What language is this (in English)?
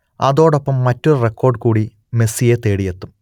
Malayalam